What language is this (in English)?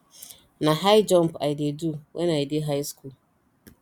Nigerian Pidgin